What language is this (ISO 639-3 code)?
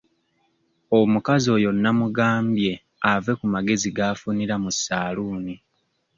lug